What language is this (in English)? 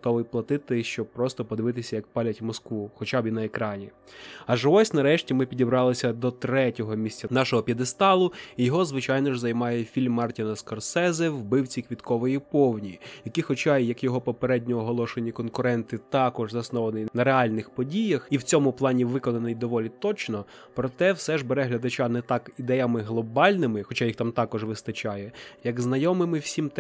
Ukrainian